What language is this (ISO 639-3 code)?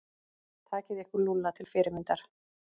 isl